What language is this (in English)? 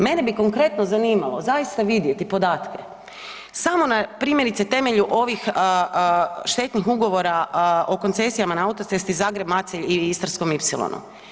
Croatian